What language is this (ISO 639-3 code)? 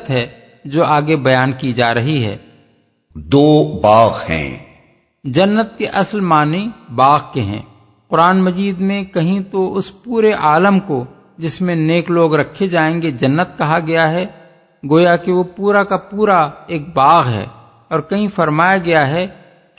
urd